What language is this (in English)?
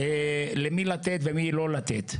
Hebrew